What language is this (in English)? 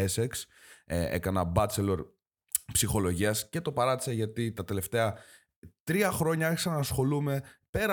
Greek